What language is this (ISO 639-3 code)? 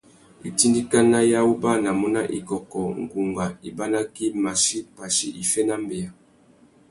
bag